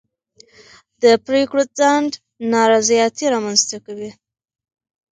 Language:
Pashto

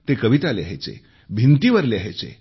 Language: Marathi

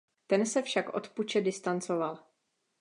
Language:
Czech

